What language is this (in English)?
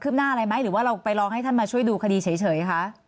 Thai